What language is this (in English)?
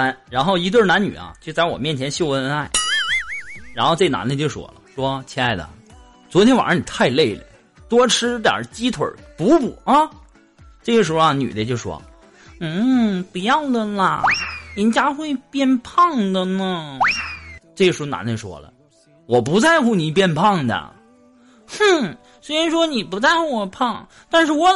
Chinese